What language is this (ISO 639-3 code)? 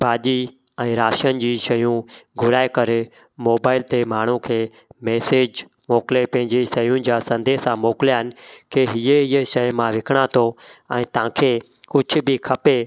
snd